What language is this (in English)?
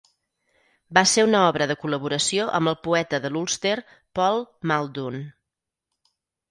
Catalan